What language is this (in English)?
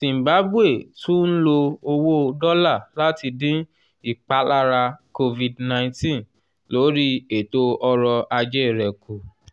Yoruba